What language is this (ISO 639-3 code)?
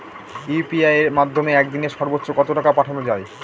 ben